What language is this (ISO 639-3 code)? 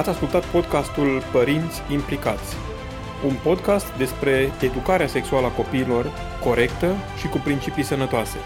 ron